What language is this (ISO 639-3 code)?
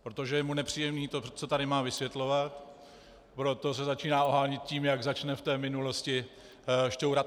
ces